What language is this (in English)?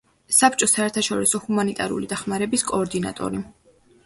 Georgian